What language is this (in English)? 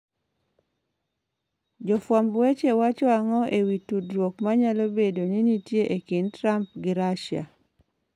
Luo (Kenya and Tanzania)